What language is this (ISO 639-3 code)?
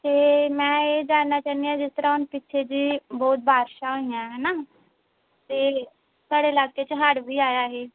pan